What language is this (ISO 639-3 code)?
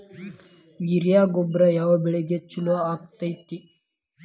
kan